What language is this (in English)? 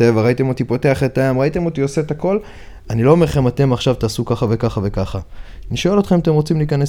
Hebrew